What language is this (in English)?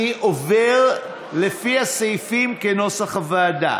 Hebrew